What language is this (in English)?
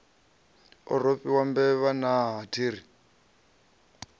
Venda